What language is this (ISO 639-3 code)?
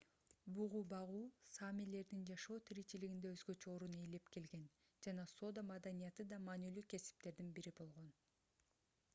kir